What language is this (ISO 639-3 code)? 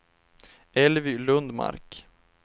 swe